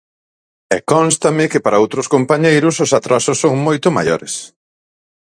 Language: Galician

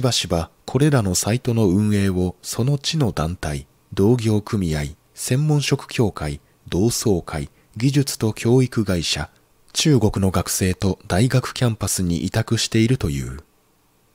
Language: Japanese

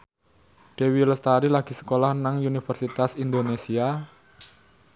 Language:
Javanese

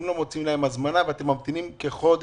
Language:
Hebrew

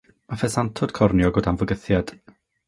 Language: Welsh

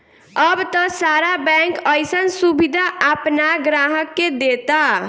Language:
Bhojpuri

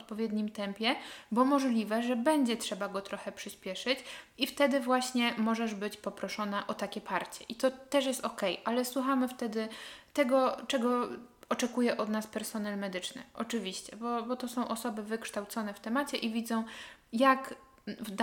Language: Polish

